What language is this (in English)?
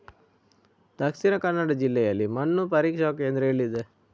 Kannada